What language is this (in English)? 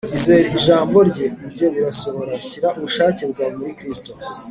Kinyarwanda